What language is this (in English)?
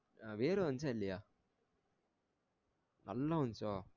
Tamil